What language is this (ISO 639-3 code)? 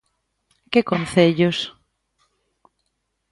glg